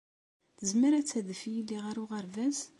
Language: Kabyle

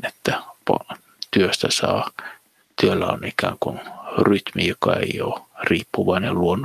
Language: Finnish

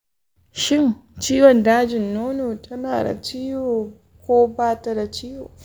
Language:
Hausa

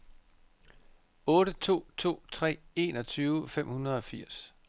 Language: Danish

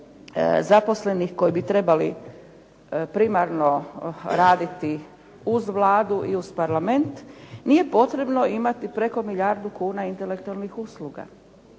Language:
Croatian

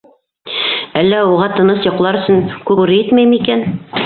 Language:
Bashkir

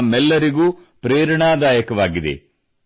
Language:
Kannada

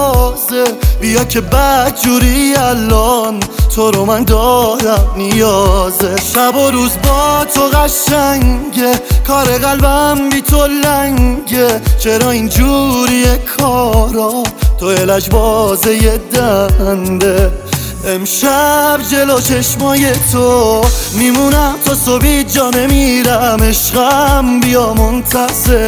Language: Persian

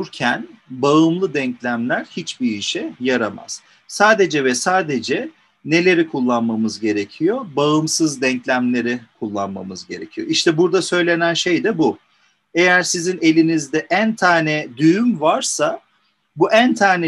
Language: Turkish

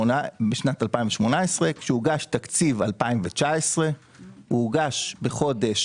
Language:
Hebrew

